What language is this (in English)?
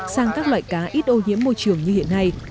Vietnamese